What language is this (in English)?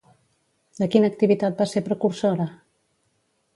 Catalan